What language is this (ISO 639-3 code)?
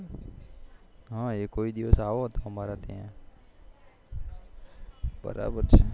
guj